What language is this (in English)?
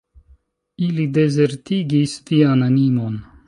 Esperanto